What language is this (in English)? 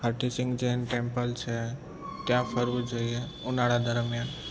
Gujarati